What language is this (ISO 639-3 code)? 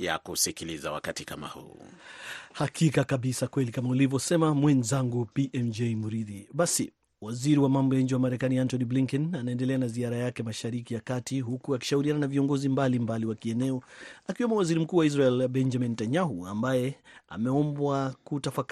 swa